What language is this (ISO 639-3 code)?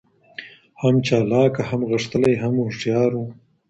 pus